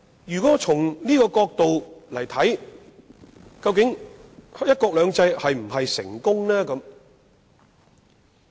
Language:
Cantonese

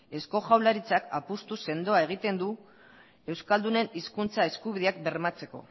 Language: Basque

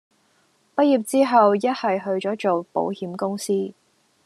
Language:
Cantonese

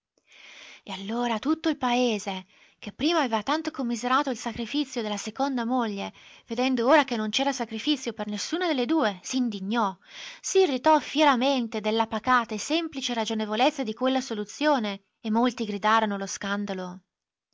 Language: Italian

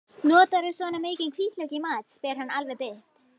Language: Icelandic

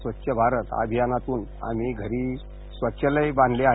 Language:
Marathi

